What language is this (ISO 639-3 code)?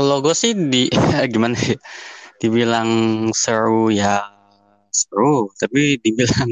ind